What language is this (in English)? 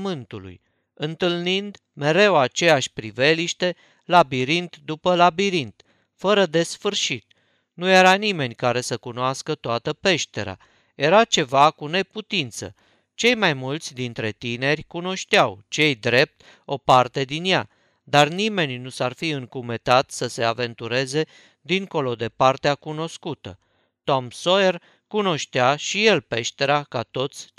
Romanian